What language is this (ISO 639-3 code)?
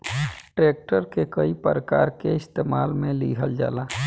bho